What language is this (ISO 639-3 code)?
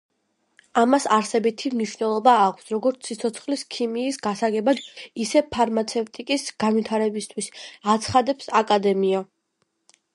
kat